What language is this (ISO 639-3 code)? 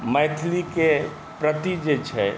mai